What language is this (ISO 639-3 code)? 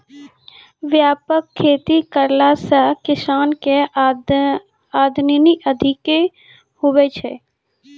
mai